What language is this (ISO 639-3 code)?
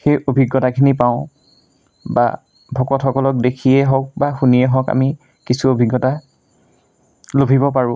asm